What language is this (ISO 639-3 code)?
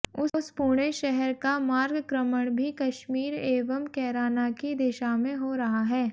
hin